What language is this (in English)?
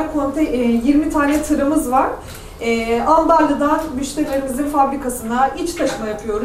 Turkish